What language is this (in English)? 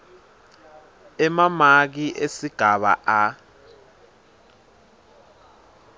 Swati